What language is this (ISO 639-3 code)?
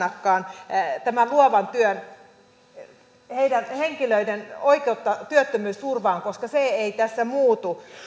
fin